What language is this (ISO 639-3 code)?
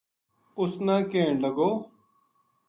gju